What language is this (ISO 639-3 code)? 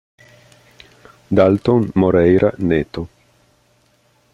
ita